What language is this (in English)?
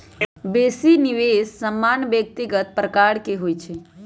Magahi